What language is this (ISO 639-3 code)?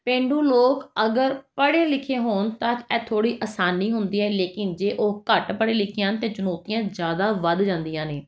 pan